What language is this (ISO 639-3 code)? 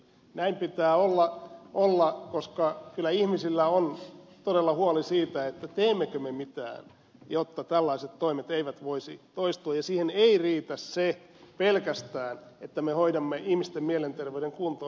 fin